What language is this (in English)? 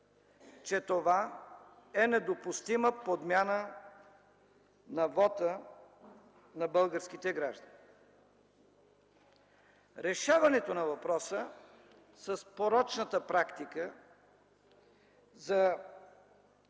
Bulgarian